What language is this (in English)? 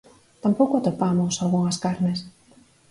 Galician